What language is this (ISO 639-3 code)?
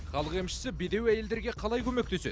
kaz